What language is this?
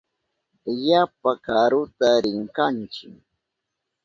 Southern Pastaza Quechua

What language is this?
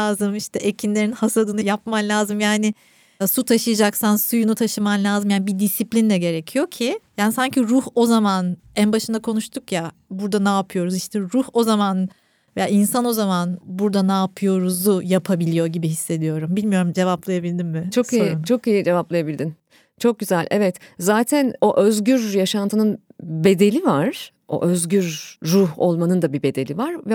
Turkish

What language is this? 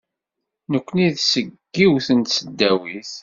Kabyle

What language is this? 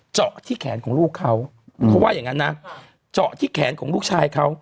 Thai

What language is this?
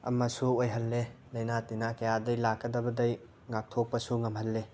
Manipuri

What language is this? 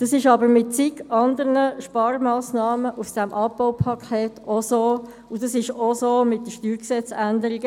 Swiss German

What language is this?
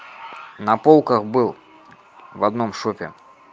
Russian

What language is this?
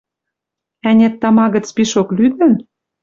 Western Mari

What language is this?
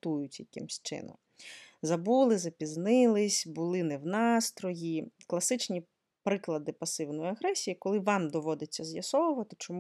Ukrainian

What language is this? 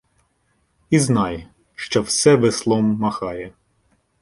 Ukrainian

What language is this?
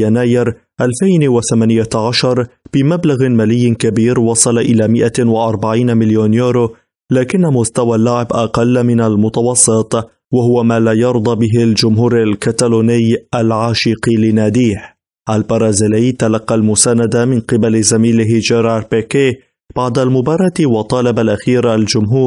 Arabic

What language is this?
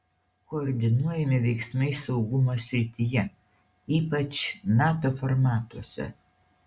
Lithuanian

